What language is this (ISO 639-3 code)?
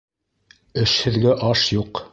bak